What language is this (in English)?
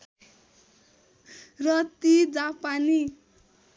Nepali